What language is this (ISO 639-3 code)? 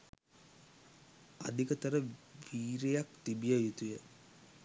sin